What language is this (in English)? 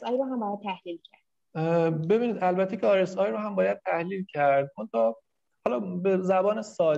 Persian